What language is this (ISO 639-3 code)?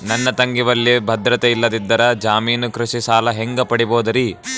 kan